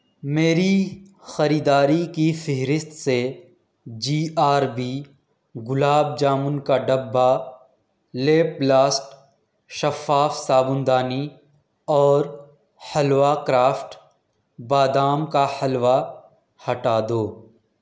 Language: Urdu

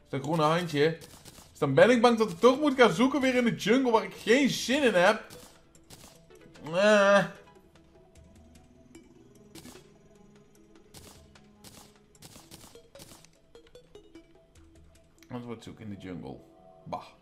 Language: Dutch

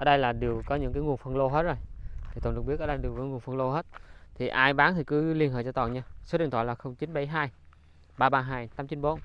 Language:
Vietnamese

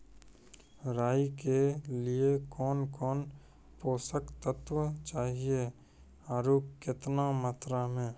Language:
Maithili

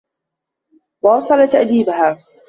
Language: Arabic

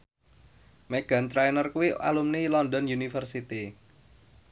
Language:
Javanese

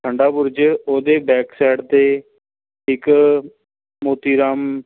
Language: Punjabi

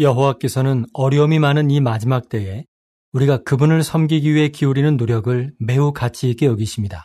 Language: Korean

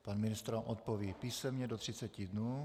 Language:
Czech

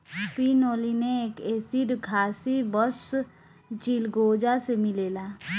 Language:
Bhojpuri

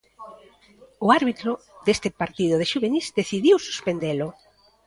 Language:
Galician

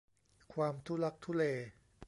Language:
Thai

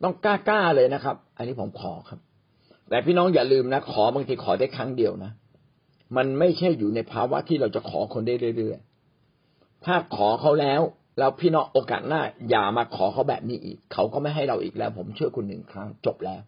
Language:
Thai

